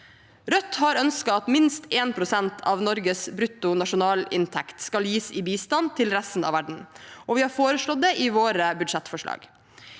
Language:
Norwegian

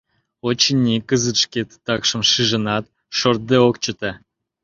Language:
Mari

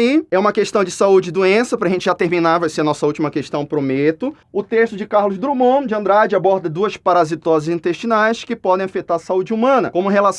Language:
Portuguese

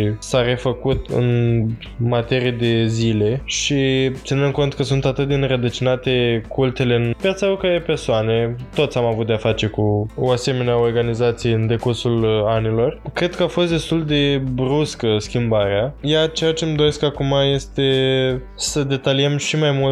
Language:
Romanian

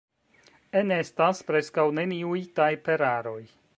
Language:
Esperanto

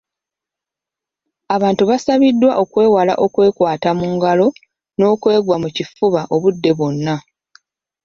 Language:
Ganda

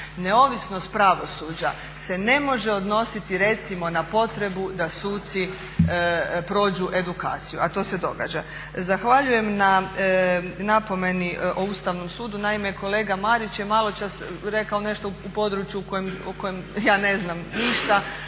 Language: Croatian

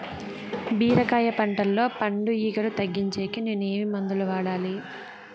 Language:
Telugu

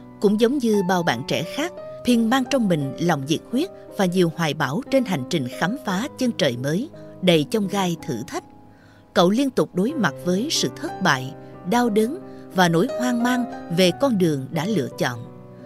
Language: Vietnamese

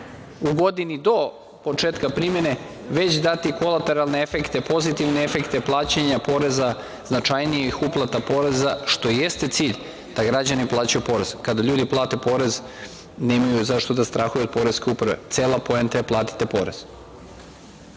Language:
Serbian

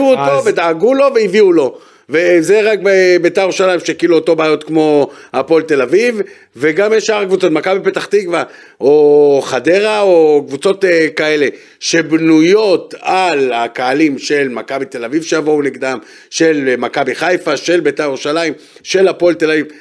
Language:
Hebrew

